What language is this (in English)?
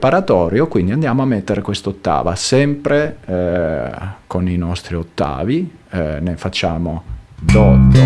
Italian